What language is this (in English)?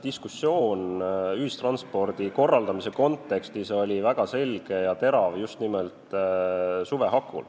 Estonian